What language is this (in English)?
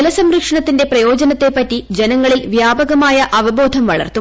Malayalam